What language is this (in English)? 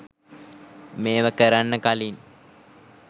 Sinhala